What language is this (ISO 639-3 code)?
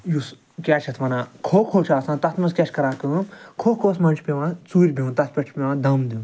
kas